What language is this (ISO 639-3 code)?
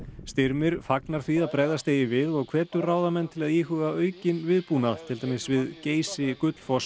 isl